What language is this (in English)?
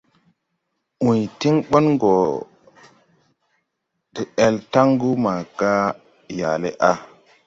Tupuri